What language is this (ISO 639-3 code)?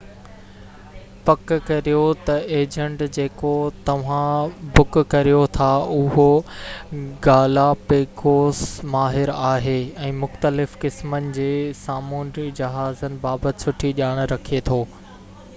snd